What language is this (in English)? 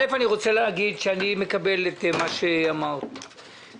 Hebrew